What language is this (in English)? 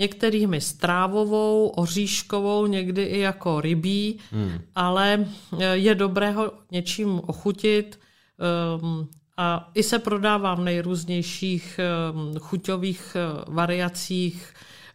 Czech